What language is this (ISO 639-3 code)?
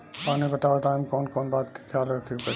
bho